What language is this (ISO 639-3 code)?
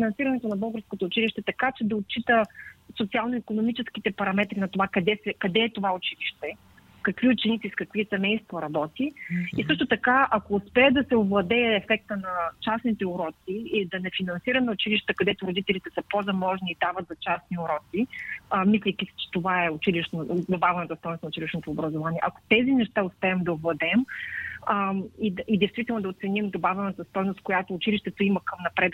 bul